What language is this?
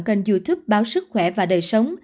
Vietnamese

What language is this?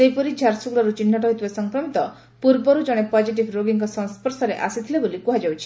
Odia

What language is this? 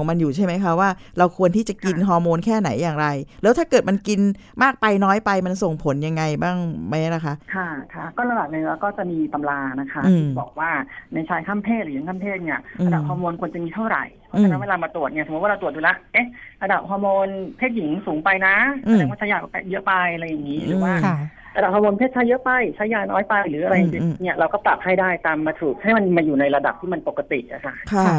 Thai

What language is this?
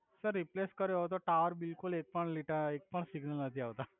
Gujarati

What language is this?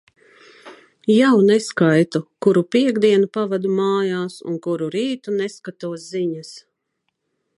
Latvian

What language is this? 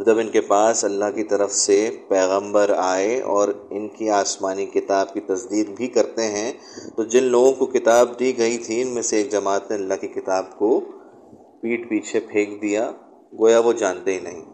Urdu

